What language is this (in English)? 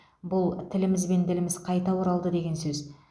Kazakh